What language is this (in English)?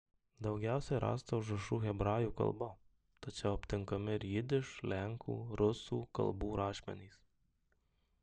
Lithuanian